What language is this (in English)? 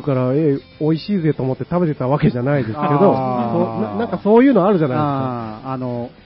Japanese